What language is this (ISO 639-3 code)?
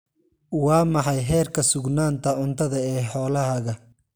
som